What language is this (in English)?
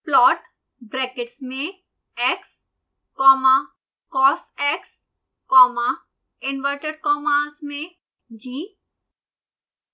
Hindi